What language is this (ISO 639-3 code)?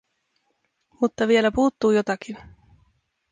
fin